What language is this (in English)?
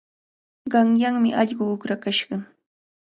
Cajatambo North Lima Quechua